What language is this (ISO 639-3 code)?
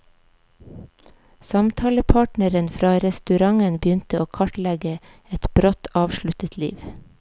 nor